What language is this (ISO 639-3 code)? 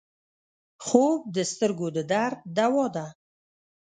pus